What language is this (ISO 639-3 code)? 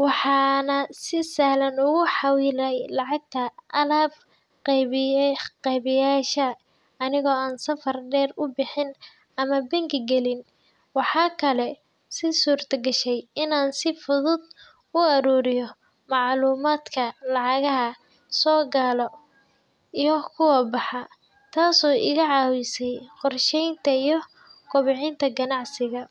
som